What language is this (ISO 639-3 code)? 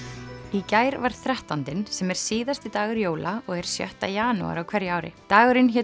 isl